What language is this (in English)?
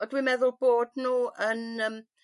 Welsh